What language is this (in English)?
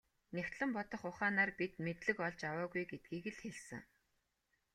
Mongolian